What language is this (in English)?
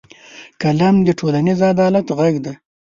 Pashto